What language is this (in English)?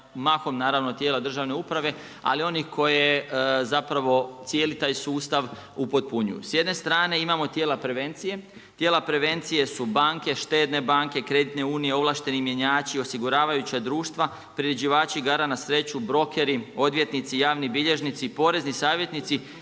Croatian